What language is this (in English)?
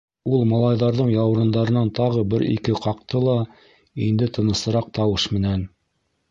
Bashkir